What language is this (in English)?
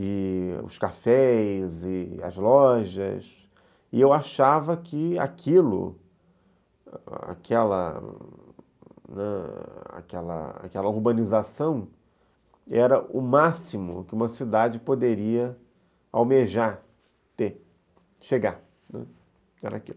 Portuguese